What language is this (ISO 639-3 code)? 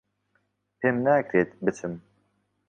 ckb